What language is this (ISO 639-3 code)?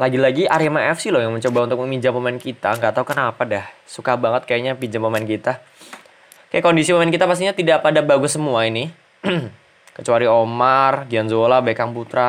ind